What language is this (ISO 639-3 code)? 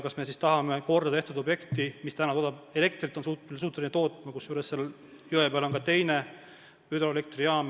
est